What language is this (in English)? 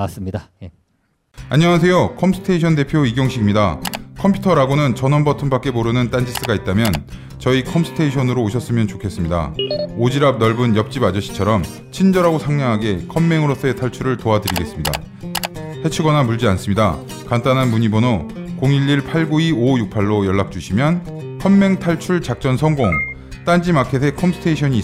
Korean